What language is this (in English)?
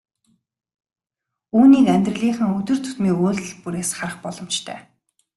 Mongolian